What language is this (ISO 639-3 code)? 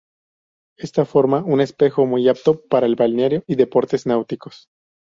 spa